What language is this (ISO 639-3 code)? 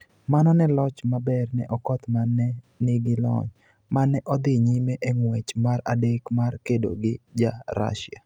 luo